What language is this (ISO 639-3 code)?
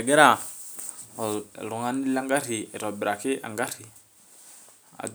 mas